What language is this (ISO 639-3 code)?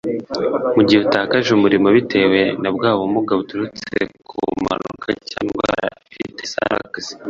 kin